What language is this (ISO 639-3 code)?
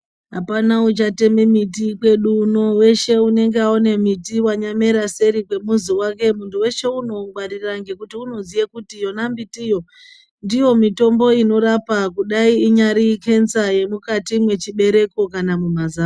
ndc